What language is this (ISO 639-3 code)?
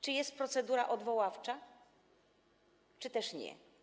pol